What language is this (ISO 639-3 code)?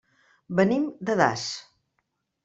cat